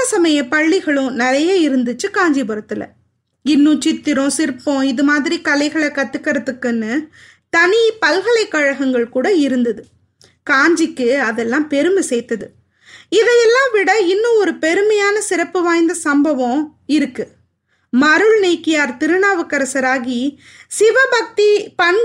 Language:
Tamil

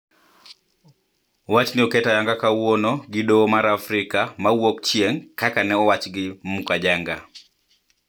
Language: Luo (Kenya and Tanzania)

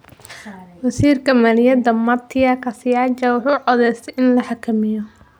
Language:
Somali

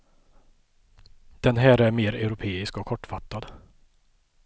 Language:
Swedish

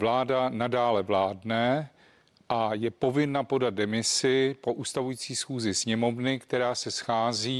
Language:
Czech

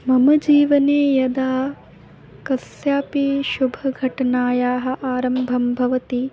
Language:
Sanskrit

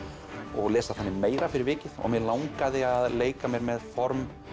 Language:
Icelandic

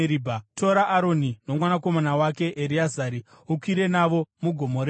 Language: Shona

